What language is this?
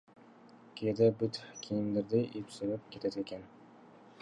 Kyrgyz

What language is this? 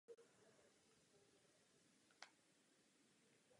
Czech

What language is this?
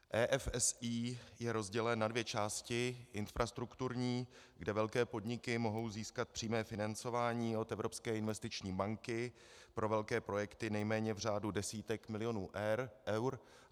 Czech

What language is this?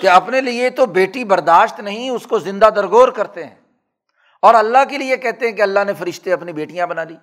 Urdu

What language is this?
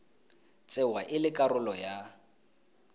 Tswana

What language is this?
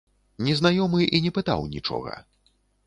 Belarusian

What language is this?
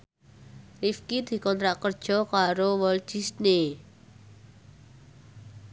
Javanese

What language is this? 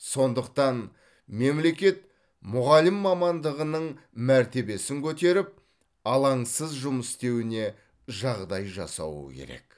Kazakh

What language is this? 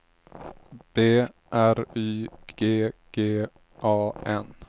Swedish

